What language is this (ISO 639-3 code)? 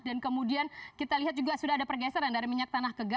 ind